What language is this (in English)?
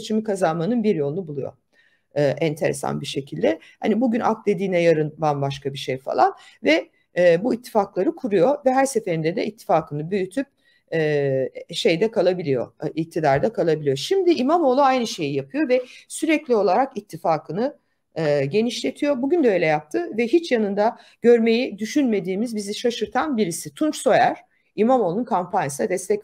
Turkish